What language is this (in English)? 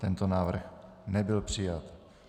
Czech